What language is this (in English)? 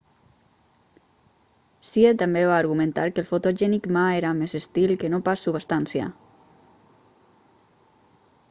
Catalan